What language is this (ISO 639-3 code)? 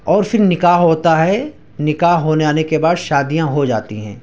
urd